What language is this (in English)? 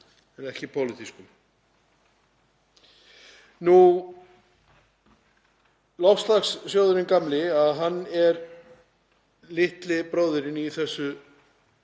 Icelandic